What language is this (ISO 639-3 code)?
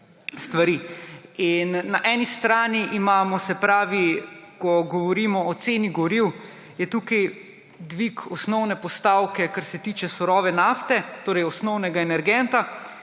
slv